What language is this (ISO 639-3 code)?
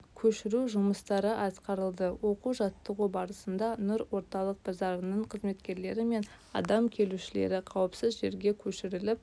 kaz